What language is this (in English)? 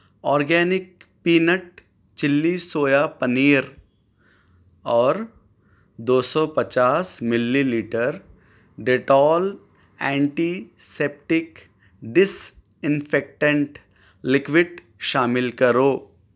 Urdu